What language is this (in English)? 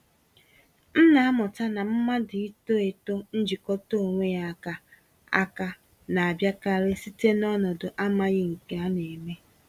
Igbo